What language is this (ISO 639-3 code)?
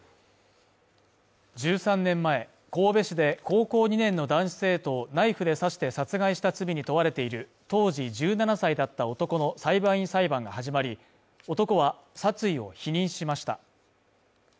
jpn